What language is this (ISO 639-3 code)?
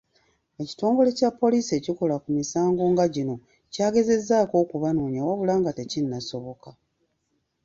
lug